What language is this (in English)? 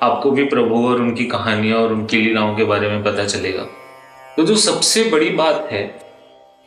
Hindi